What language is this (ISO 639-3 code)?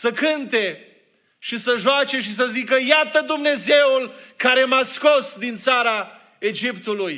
ron